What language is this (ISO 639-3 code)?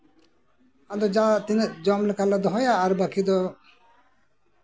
sat